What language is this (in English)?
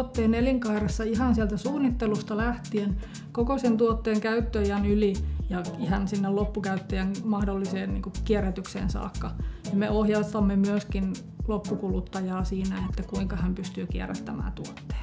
Finnish